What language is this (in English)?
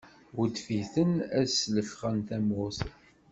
Kabyle